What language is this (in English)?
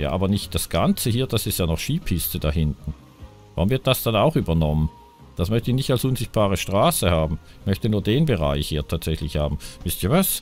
German